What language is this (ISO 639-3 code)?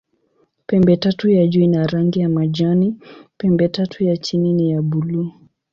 swa